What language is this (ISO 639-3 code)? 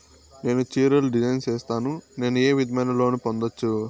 tel